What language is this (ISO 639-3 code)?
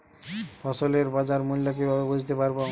ben